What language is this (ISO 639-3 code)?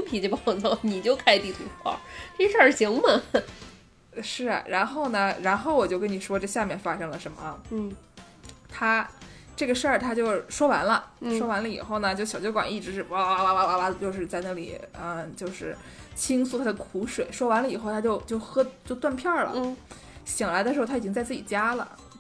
zho